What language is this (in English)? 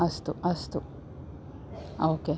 Sanskrit